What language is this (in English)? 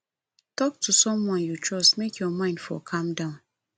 Nigerian Pidgin